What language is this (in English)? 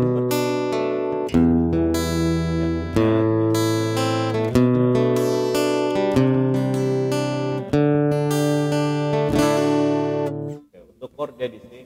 Indonesian